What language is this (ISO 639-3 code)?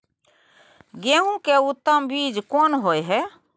mai